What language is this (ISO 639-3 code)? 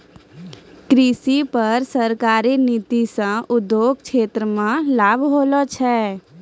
mai